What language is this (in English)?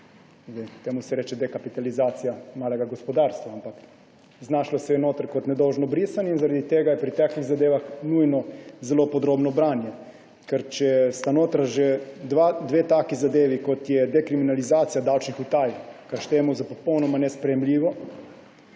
Slovenian